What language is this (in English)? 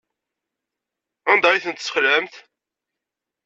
Kabyle